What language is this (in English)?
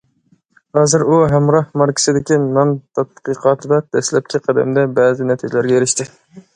Uyghur